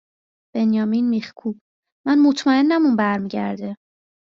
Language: Persian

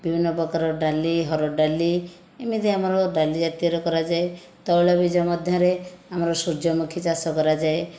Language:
Odia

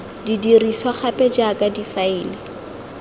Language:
Tswana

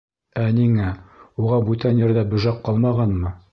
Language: Bashkir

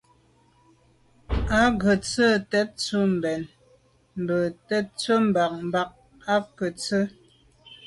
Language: Medumba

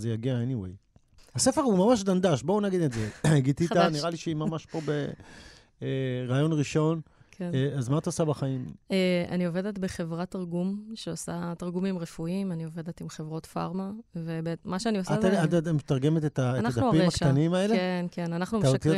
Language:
Hebrew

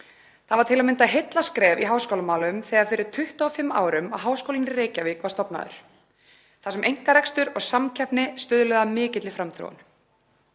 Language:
Icelandic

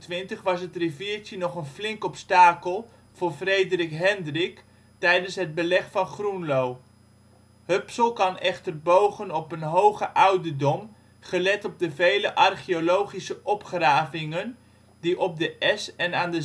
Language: Dutch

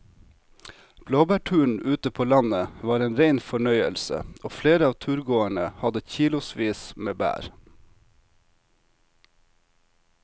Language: Norwegian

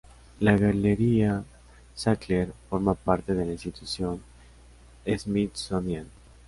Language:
Spanish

